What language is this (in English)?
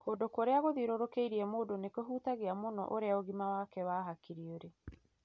Kikuyu